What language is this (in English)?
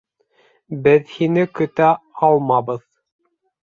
Bashkir